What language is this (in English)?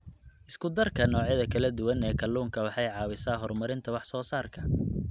Somali